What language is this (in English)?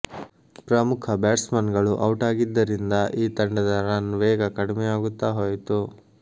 Kannada